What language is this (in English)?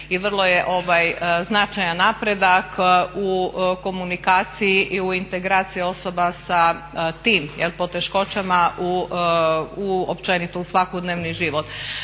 Croatian